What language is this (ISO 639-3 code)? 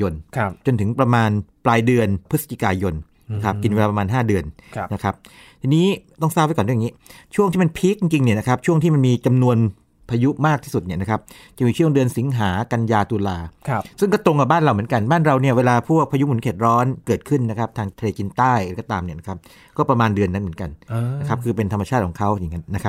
tha